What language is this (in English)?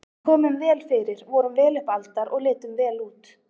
Icelandic